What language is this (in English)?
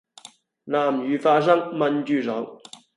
Cantonese